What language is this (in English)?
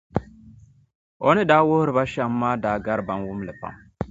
Dagbani